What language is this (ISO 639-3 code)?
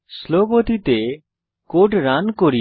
ben